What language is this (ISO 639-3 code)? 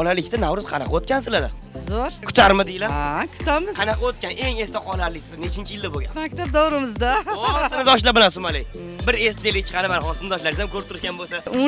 tur